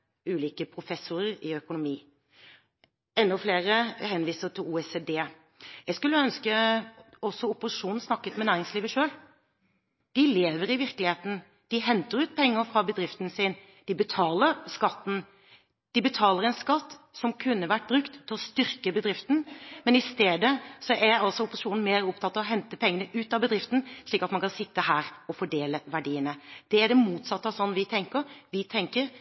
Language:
Norwegian Bokmål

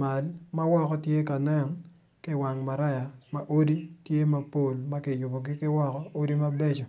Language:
Acoli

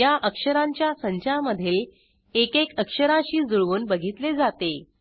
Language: Marathi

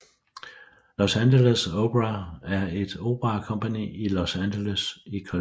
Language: Danish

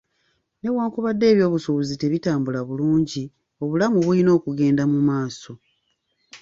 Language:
Ganda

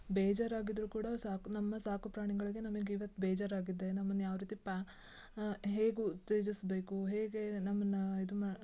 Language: Kannada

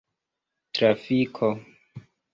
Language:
Esperanto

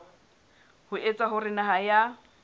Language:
Southern Sotho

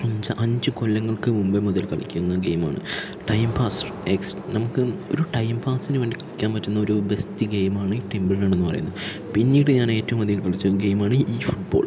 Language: Malayalam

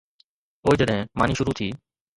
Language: Sindhi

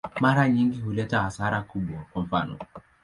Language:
Swahili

